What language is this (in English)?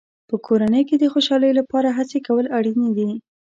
Pashto